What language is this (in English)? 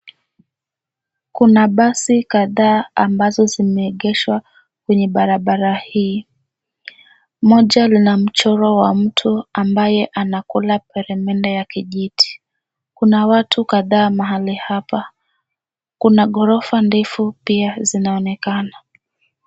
Swahili